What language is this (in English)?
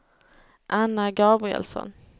Swedish